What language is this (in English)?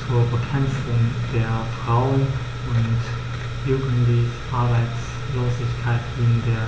German